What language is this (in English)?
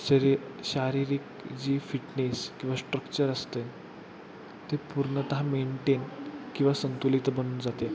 Marathi